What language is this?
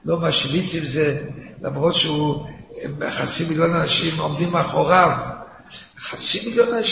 Hebrew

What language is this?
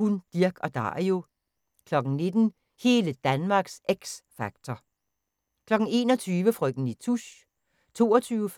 Danish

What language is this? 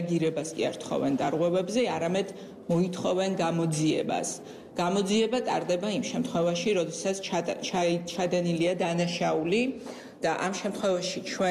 Romanian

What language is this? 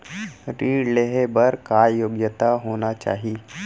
Chhattisgarhi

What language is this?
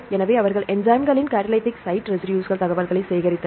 Tamil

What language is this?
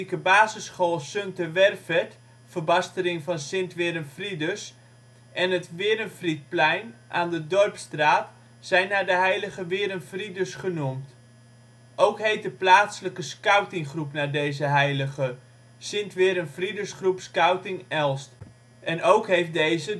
Dutch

